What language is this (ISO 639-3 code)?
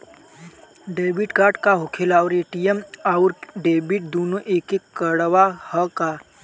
bho